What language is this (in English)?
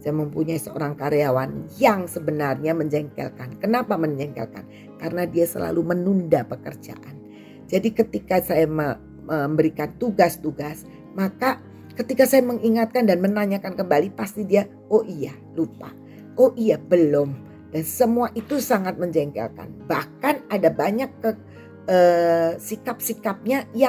Indonesian